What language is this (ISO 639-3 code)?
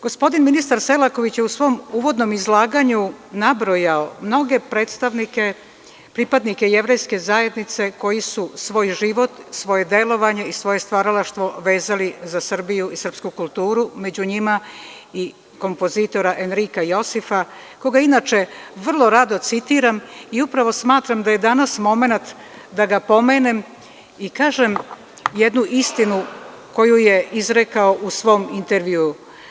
srp